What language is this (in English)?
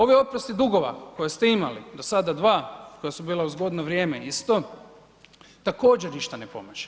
Croatian